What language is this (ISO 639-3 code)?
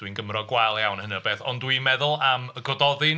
cym